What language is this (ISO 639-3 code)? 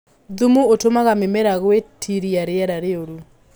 kik